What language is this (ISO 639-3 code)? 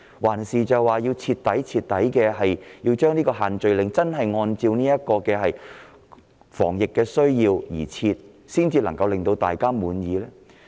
yue